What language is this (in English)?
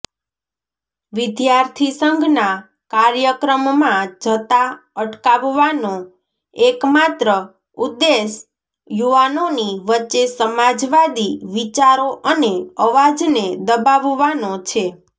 Gujarati